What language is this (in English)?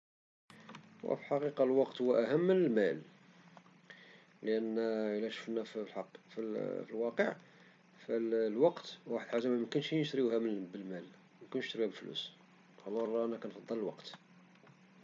Moroccan Arabic